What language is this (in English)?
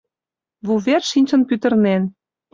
Mari